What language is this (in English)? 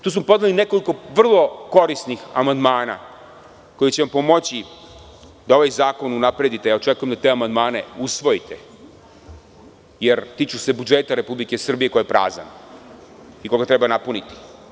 Serbian